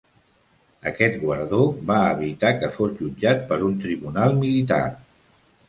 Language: Catalan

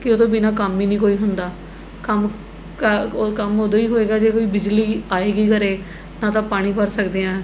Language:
Punjabi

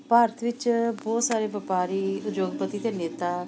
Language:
Punjabi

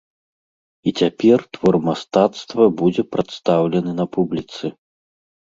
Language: Belarusian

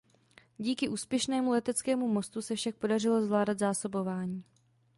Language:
Czech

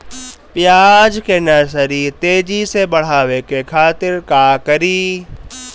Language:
Bhojpuri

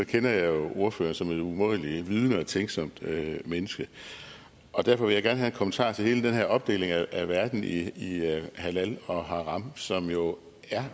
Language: Danish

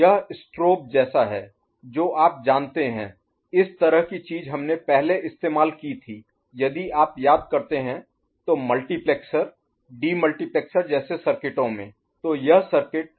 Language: Hindi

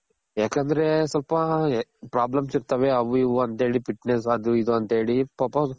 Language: Kannada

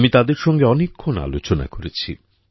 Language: Bangla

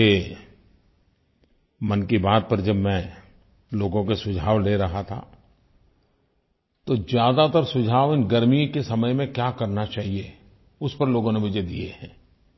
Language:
Hindi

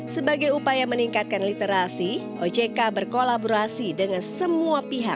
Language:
Indonesian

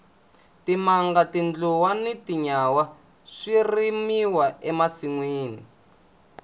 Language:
Tsonga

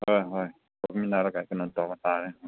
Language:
Manipuri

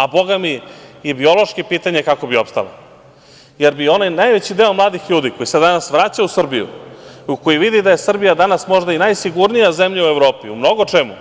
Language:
Serbian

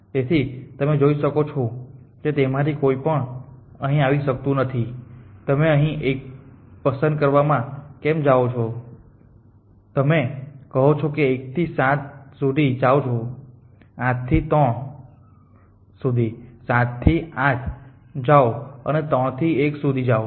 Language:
Gujarati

